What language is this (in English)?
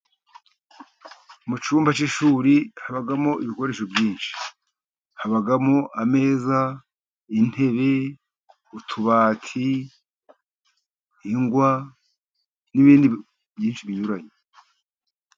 Kinyarwanda